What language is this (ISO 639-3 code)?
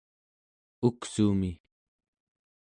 esu